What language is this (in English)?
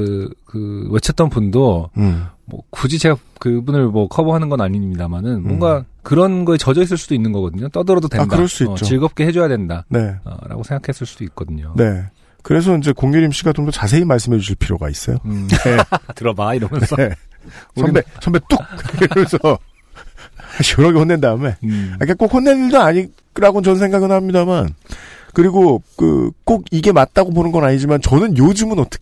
Korean